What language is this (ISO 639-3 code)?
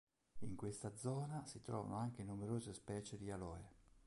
ita